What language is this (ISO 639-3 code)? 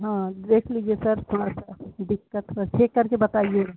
urd